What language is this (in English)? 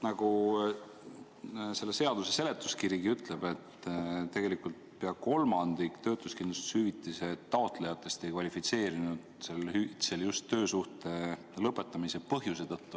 Estonian